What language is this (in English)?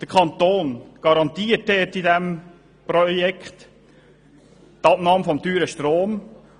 Swiss German